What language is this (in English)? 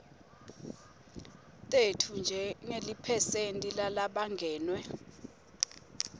Swati